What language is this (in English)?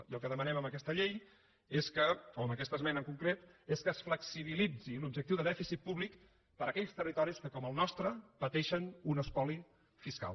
Catalan